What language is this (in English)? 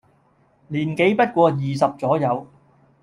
Cantonese